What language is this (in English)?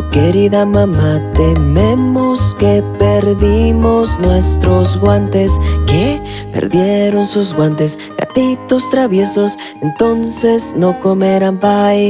Spanish